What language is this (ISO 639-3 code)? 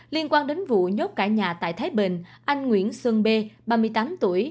vie